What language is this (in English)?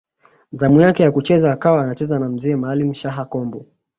Swahili